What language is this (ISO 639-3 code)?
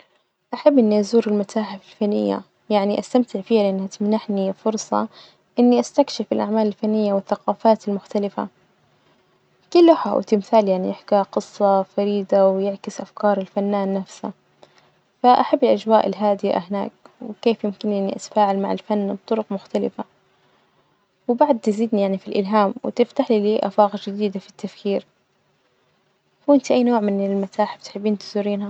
ars